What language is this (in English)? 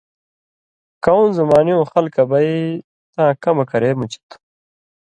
Indus Kohistani